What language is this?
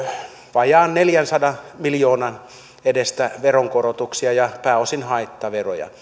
Finnish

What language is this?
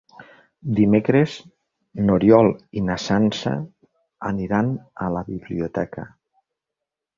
Catalan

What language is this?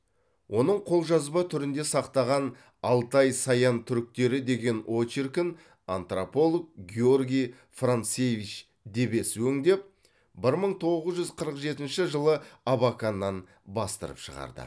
Kazakh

